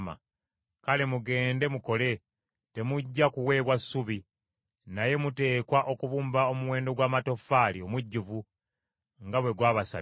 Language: Ganda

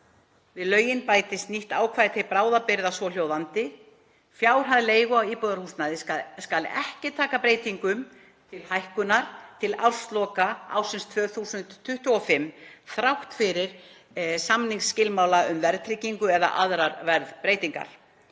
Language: Icelandic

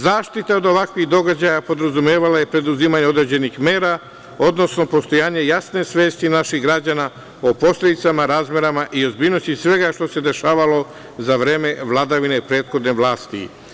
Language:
Serbian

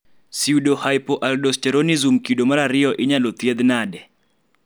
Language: Luo (Kenya and Tanzania)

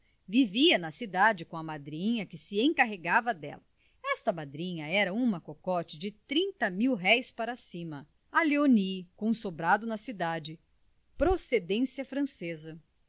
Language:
Portuguese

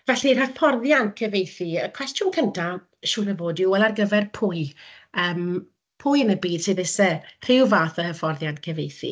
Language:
Welsh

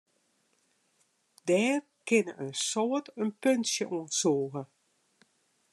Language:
Western Frisian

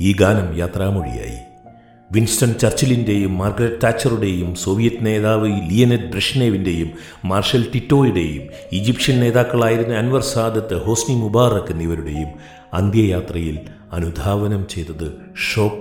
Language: Malayalam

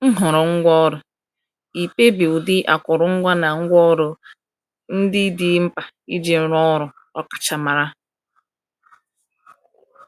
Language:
Igbo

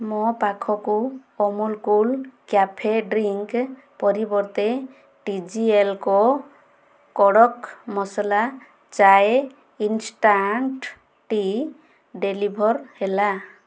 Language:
Odia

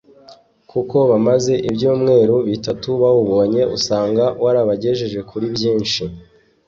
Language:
Kinyarwanda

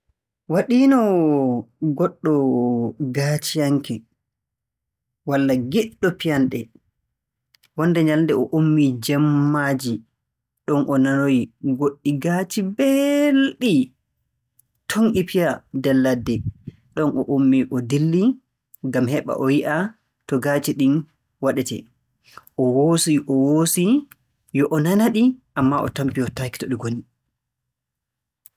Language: Borgu Fulfulde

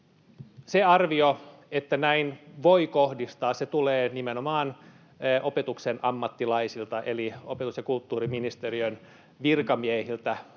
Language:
Finnish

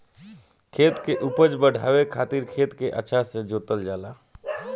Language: Bhojpuri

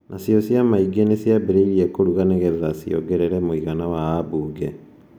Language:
Kikuyu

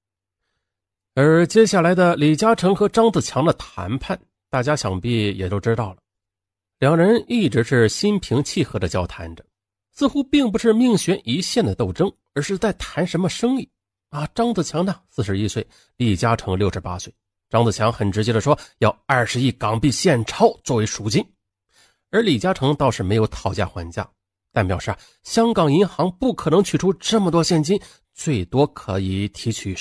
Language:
Chinese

